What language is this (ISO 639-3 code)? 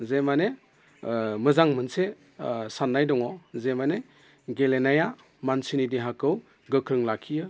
brx